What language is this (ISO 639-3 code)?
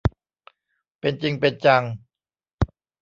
tha